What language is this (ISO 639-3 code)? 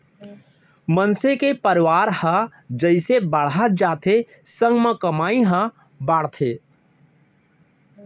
hne